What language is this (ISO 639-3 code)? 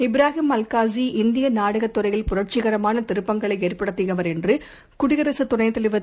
tam